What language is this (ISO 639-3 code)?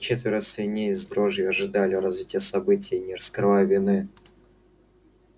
rus